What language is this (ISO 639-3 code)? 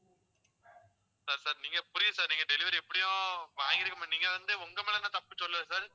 tam